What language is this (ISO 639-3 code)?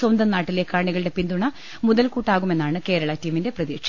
mal